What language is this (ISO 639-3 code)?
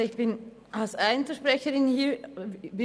gsw